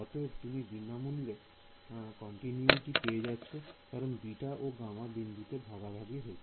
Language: Bangla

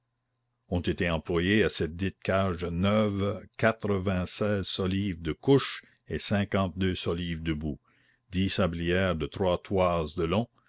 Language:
French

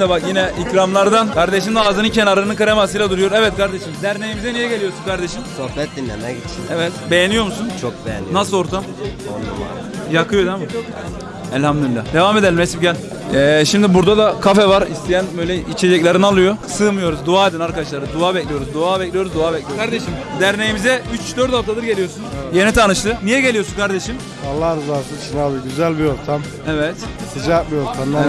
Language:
Turkish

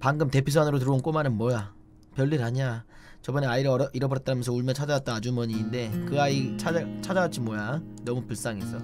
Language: Korean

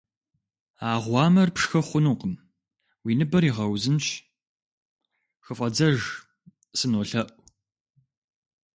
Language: Kabardian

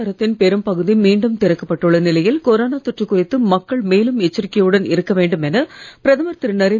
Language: Tamil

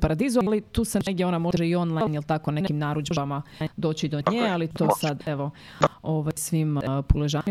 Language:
Croatian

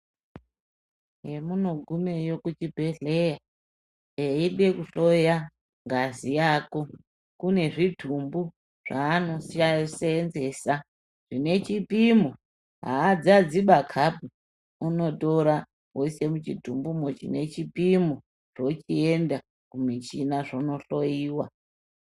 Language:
Ndau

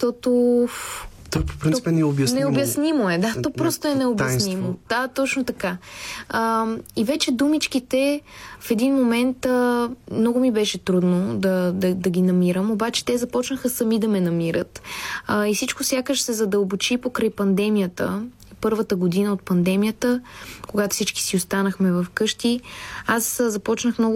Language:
Bulgarian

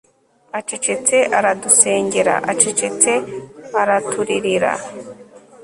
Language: Kinyarwanda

